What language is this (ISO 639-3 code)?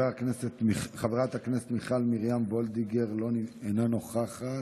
heb